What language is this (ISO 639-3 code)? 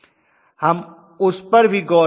hin